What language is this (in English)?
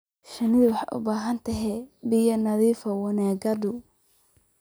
Somali